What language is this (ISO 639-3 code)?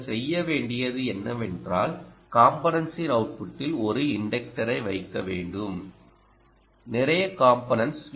tam